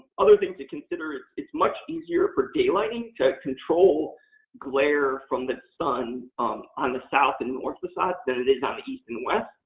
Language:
English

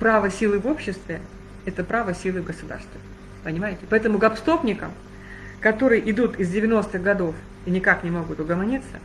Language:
Russian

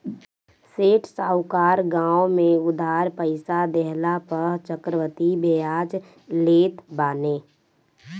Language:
Bhojpuri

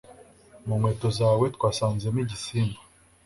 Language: Kinyarwanda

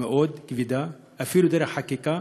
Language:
Hebrew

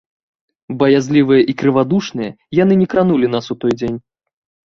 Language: Belarusian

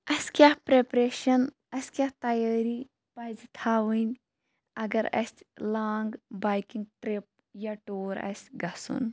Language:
Kashmiri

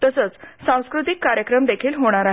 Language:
Marathi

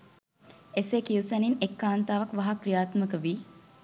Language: Sinhala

